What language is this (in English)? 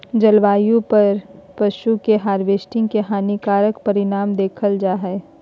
Magahi